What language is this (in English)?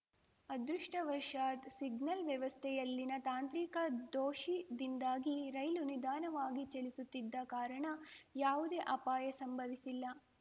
Kannada